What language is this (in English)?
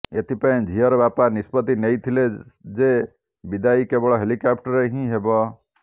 Odia